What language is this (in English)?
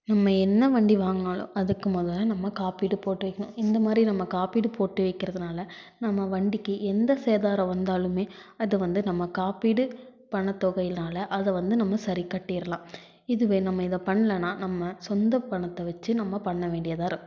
Tamil